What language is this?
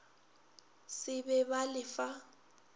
Northern Sotho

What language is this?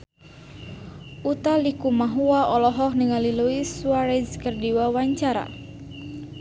Sundanese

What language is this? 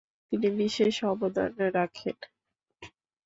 Bangla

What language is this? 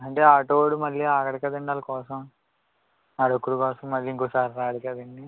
Telugu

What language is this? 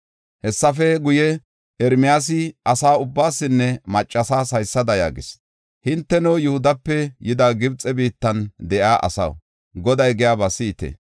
Gofa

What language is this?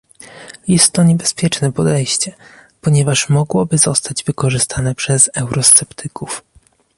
Polish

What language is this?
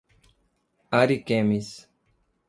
Portuguese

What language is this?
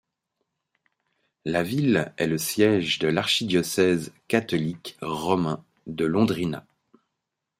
French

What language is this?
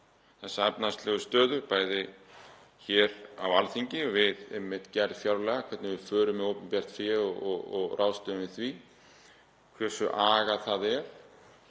Icelandic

